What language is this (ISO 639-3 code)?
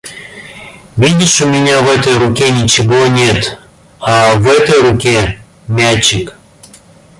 rus